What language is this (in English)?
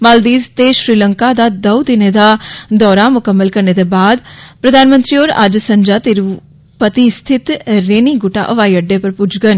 Dogri